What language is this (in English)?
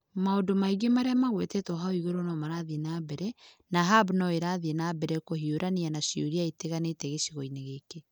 Kikuyu